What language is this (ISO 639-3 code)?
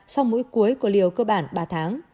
vie